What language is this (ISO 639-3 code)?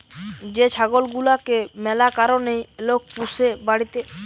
ben